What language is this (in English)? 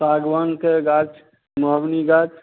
Maithili